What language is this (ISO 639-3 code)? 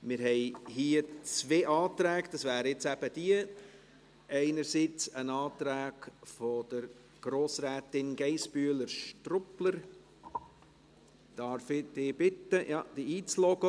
gsw